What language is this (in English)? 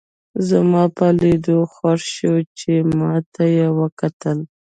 Pashto